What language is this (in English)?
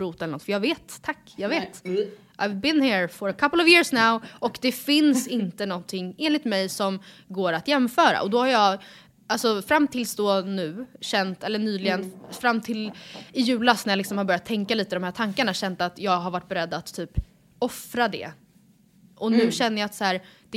Swedish